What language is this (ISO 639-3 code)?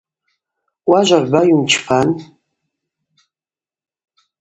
abq